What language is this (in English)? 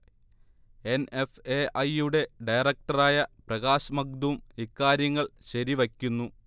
Malayalam